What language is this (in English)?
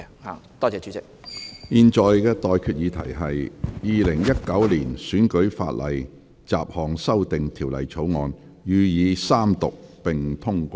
Cantonese